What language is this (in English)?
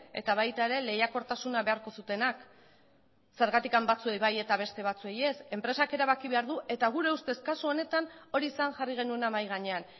Basque